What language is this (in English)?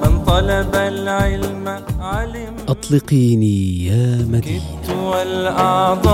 Arabic